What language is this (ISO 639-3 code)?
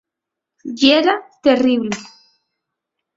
ast